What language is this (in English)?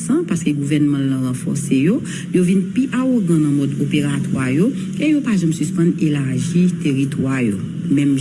French